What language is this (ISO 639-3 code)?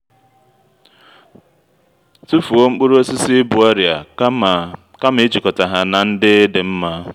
ibo